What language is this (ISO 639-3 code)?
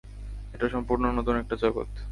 ben